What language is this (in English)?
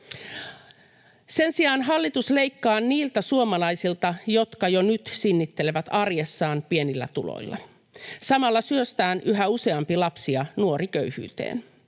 Finnish